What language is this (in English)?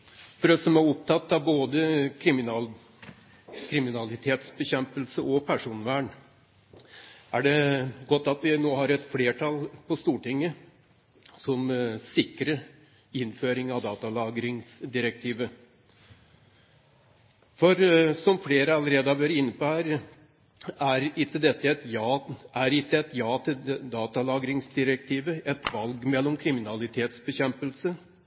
Norwegian Bokmål